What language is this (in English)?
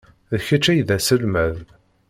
Kabyle